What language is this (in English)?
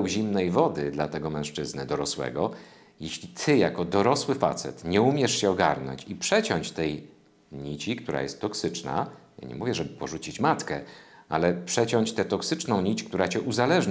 Polish